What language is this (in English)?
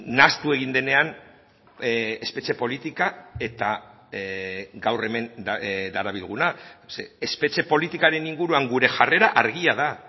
Basque